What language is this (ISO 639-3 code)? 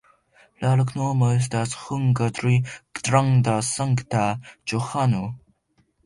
epo